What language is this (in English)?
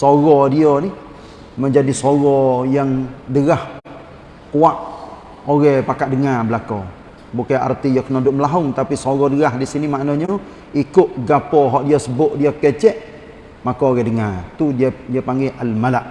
Malay